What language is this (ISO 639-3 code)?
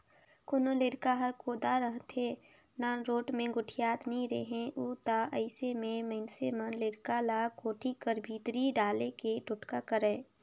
hne